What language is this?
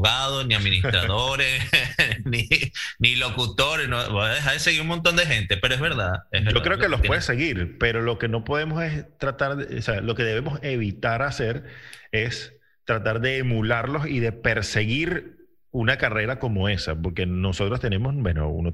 Spanish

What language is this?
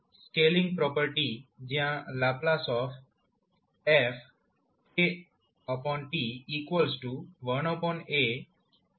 Gujarati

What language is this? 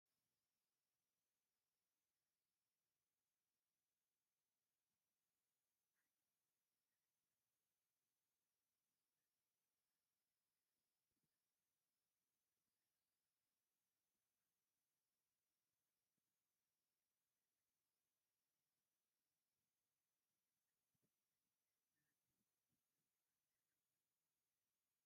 Tigrinya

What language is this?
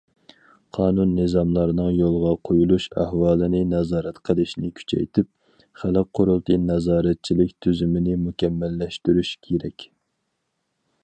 Uyghur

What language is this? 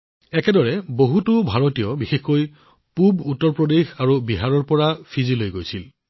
Assamese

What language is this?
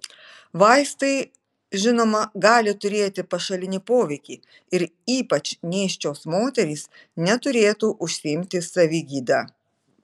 Lithuanian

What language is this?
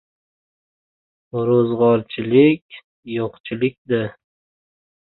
Uzbek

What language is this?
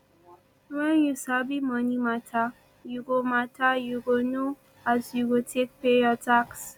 Nigerian Pidgin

